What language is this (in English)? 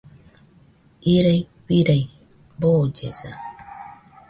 Nüpode Huitoto